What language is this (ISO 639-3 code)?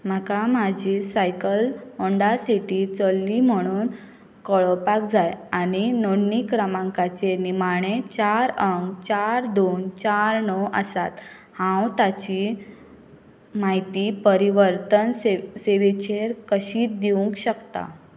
kok